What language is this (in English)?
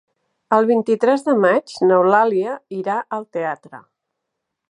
Catalan